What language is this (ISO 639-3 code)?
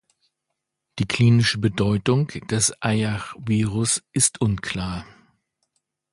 deu